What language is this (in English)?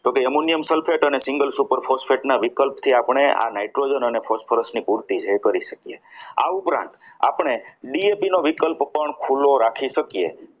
Gujarati